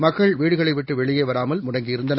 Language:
Tamil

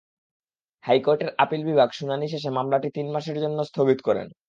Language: Bangla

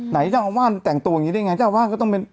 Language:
Thai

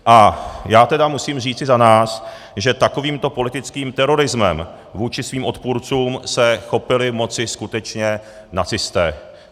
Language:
Czech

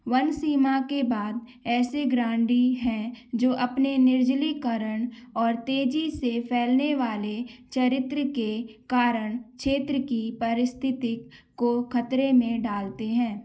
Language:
Hindi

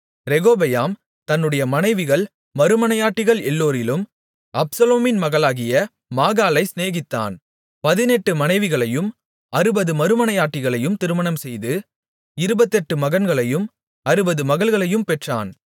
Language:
Tamil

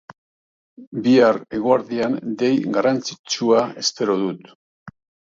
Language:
Basque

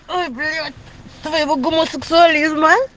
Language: Russian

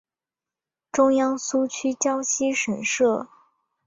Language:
Chinese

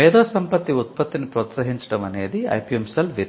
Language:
Telugu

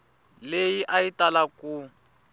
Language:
Tsonga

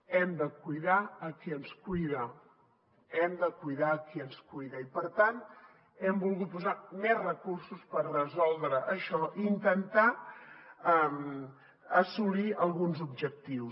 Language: Catalan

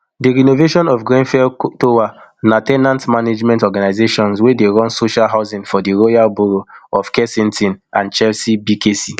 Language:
Nigerian Pidgin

